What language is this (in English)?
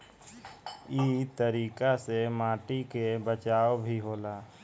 Bhojpuri